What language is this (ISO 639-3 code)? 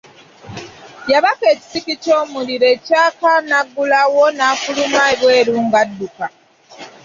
lug